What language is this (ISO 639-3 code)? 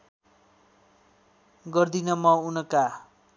nep